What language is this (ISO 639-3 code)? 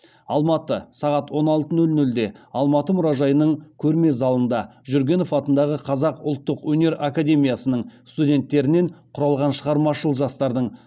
kaz